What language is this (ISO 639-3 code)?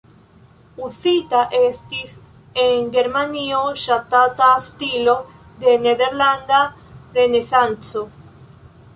epo